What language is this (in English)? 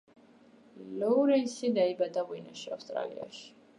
Georgian